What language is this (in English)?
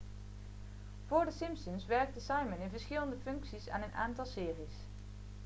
Dutch